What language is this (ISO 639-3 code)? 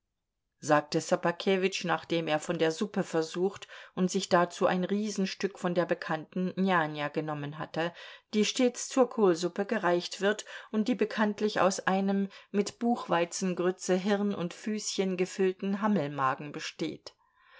deu